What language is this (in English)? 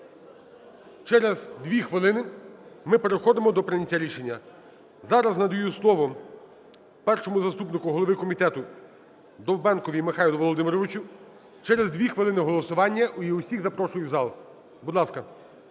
Ukrainian